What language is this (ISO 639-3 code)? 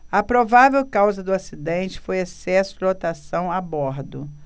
por